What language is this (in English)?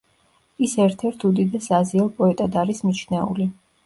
Georgian